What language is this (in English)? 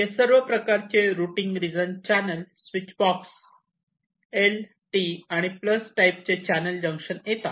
Marathi